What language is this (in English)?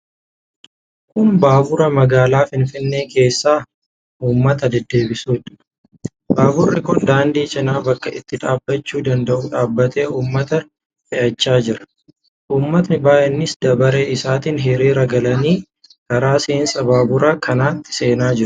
Oromo